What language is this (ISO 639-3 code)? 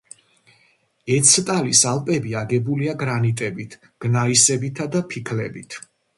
kat